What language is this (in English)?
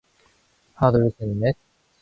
Korean